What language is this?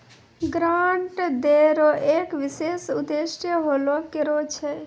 Maithili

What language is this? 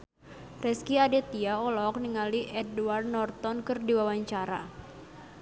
Sundanese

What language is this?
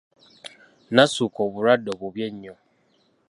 Ganda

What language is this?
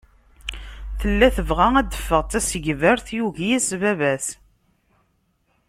Kabyle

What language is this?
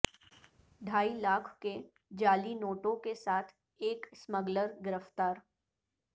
Urdu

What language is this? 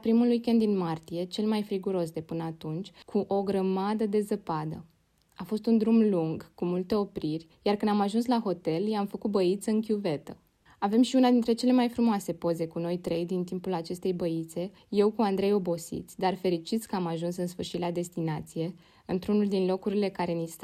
Romanian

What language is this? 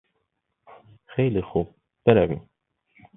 Persian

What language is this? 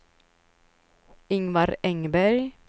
Swedish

